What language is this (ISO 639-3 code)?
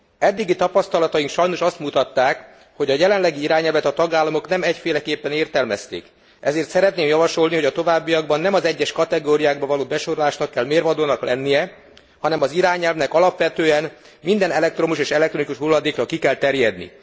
hun